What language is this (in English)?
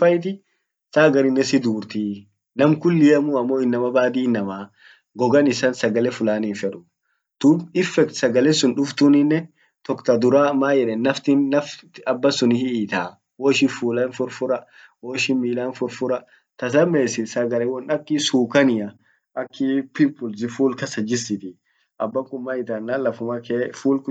Orma